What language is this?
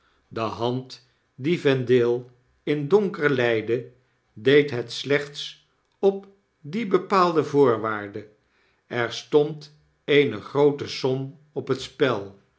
Dutch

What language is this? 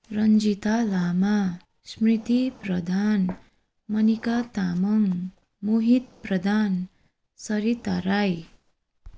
Nepali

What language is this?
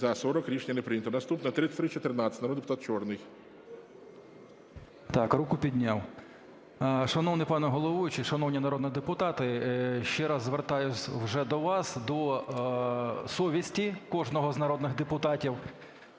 Ukrainian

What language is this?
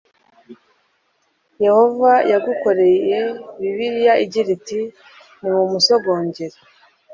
Kinyarwanda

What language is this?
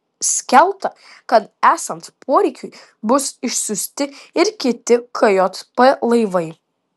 Lithuanian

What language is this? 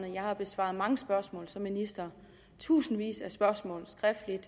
Danish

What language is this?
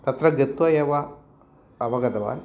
Sanskrit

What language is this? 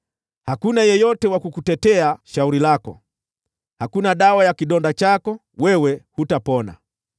Swahili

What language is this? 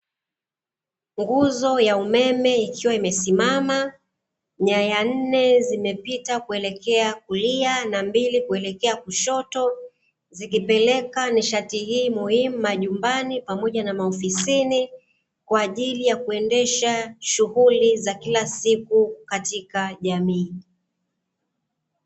Swahili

